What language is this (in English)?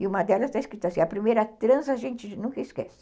Portuguese